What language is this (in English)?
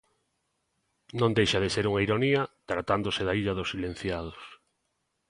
Galician